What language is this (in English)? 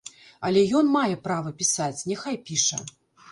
Belarusian